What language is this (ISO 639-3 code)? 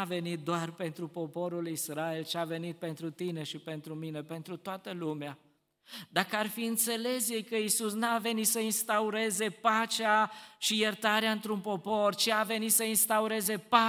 ron